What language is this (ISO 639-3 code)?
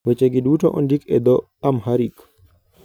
luo